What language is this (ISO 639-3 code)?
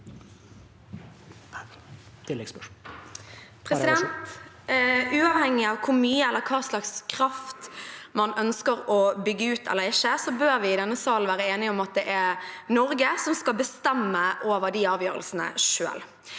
nor